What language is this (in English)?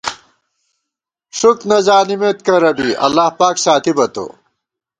Gawar-Bati